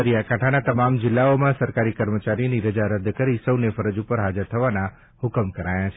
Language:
Gujarati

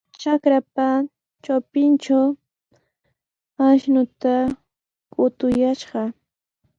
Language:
Sihuas Ancash Quechua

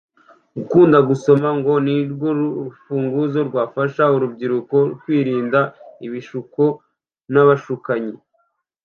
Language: Kinyarwanda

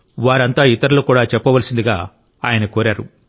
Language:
Telugu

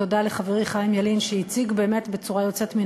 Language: Hebrew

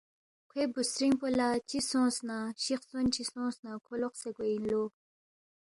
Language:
Balti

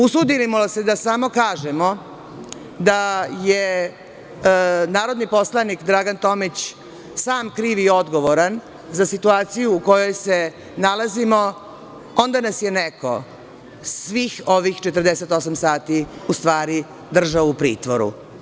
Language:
Serbian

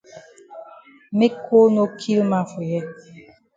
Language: Cameroon Pidgin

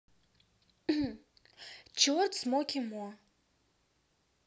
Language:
Russian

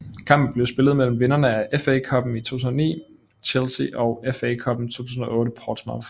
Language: Danish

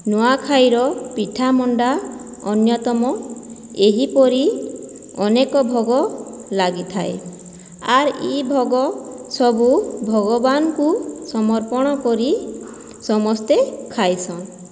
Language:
Odia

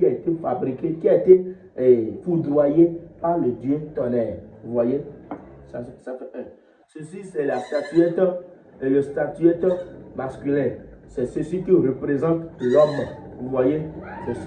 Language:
French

